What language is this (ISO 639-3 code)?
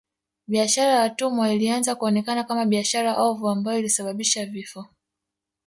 swa